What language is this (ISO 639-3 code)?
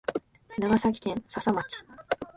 jpn